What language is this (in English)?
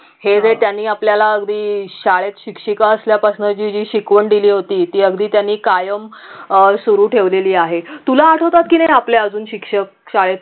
Marathi